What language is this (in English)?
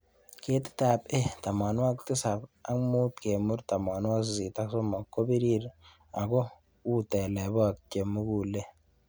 Kalenjin